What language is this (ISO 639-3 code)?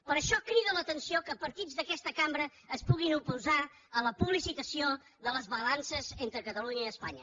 cat